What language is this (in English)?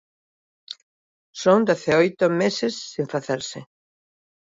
Galician